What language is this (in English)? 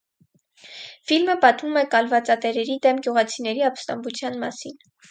Armenian